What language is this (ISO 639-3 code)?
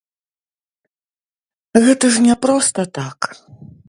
bel